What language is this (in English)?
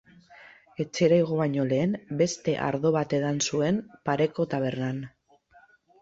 Basque